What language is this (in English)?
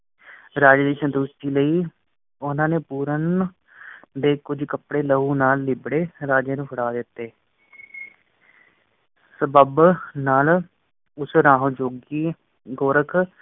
Punjabi